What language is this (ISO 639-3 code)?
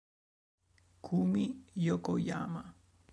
ita